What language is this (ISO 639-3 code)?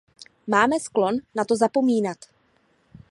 ces